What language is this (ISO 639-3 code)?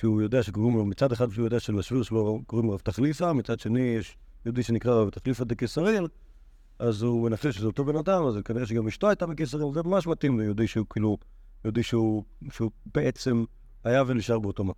heb